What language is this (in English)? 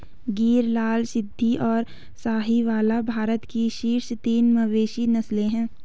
Hindi